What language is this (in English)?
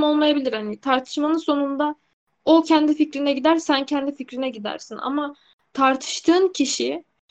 Turkish